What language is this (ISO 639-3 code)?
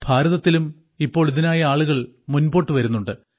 mal